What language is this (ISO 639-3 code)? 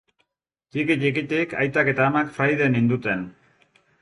eus